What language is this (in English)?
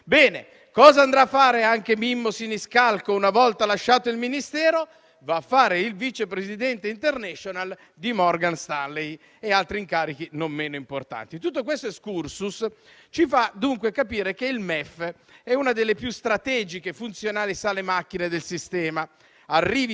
Italian